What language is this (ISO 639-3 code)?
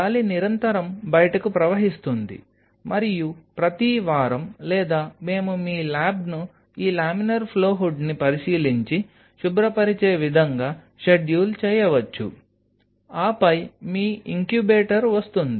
tel